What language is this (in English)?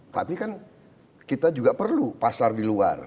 Indonesian